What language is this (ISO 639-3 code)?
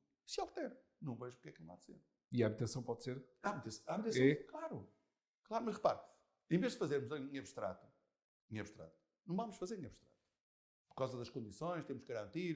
por